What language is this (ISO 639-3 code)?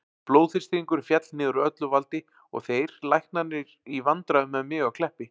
isl